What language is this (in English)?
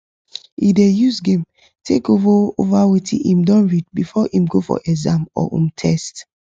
Nigerian Pidgin